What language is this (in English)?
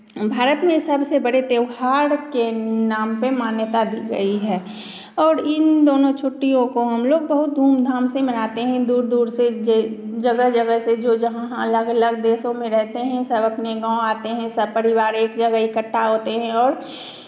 Hindi